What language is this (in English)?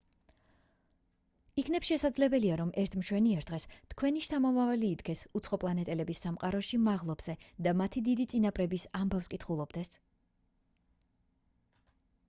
Georgian